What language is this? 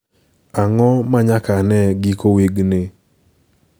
Luo (Kenya and Tanzania)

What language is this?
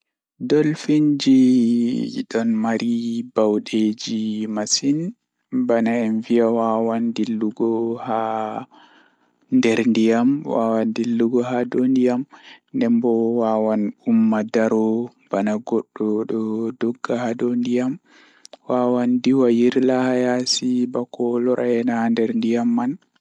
Fula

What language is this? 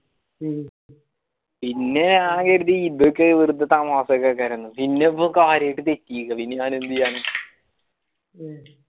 Malayalam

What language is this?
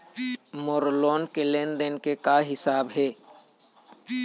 Chhattisgarhi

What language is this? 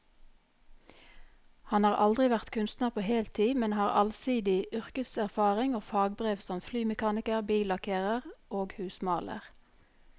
Norwegian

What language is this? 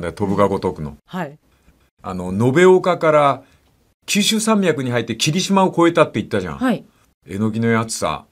Japanese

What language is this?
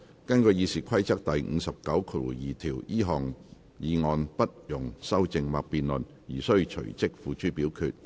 Cantonese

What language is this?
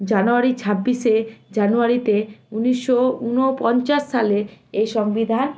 Bangla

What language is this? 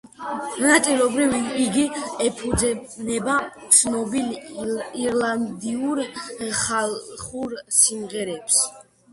Georgian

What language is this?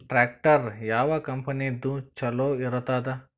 Kannada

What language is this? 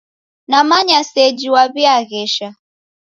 Taita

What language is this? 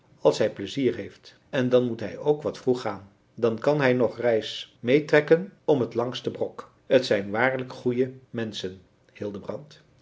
Dutch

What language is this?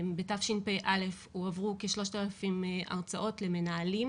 Hebrew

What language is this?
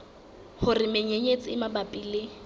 Southern Sotho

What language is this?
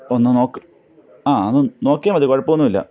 Malayalam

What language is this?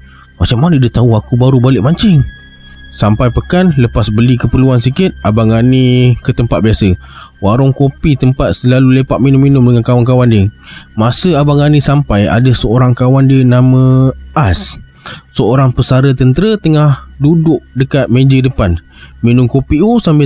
Malay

